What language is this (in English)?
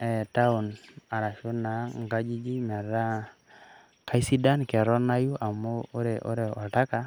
Masai